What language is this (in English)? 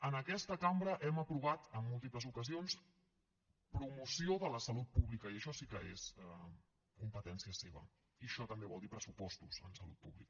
Catalan